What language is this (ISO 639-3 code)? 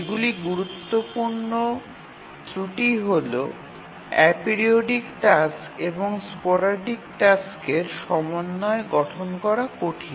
ben